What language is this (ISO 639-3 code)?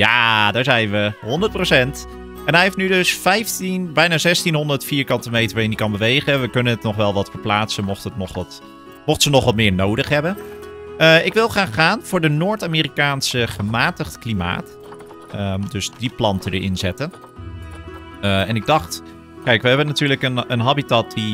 nld